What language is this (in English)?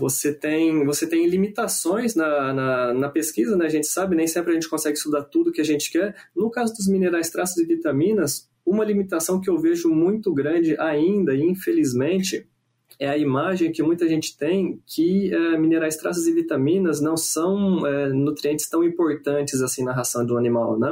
Portuguese